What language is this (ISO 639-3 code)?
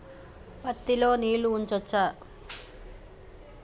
tel